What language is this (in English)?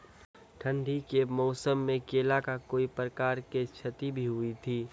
Maithili